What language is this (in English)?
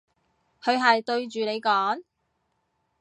Cantonese